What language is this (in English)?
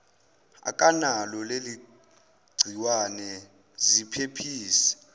Zulu